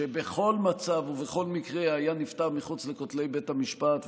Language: Hebrew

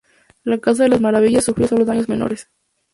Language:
Spanish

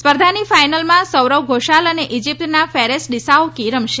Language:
Gujarati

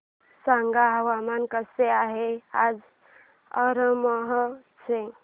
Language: Marathi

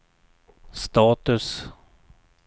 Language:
Swedish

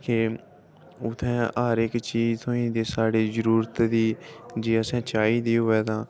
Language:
Dogri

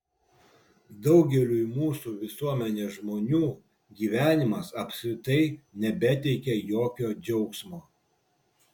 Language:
Lithuanian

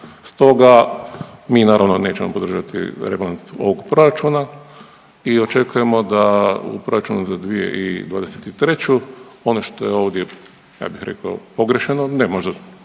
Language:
Croatian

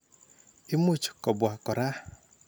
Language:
Kalenjin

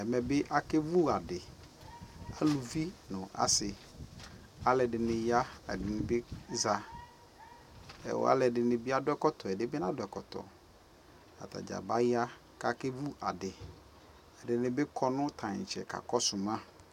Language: Ikposo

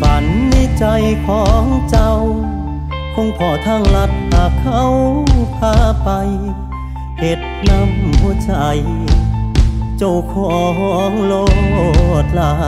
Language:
Thai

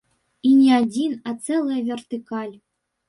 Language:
Belarusian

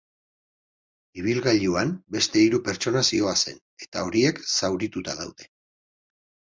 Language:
Basque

